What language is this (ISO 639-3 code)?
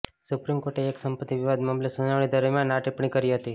guj